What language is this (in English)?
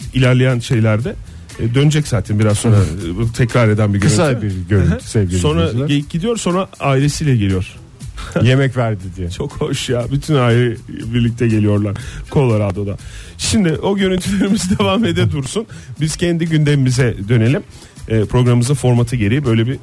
Turkish